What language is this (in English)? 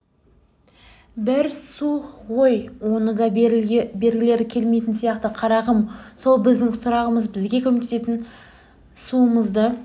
Kazakh